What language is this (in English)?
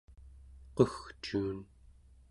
Central Yupik